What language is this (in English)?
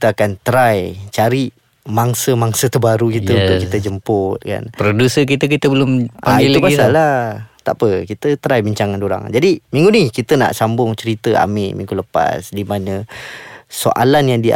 Malay